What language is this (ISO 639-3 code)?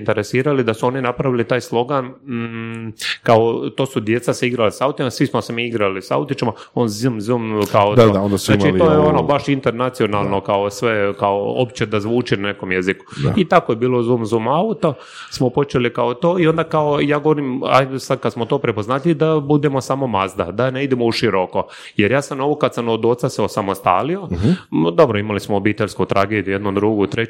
hrv